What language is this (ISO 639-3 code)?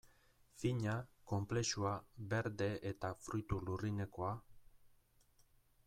eus